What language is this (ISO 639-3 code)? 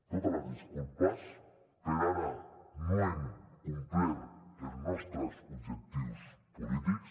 cat